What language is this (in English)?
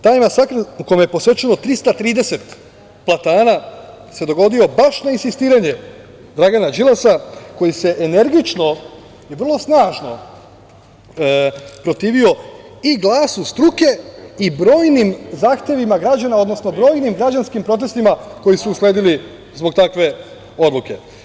Serbian